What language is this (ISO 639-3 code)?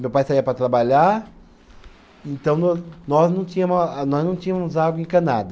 por